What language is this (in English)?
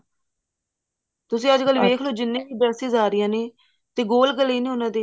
Punjabi